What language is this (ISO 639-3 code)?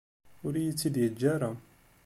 kab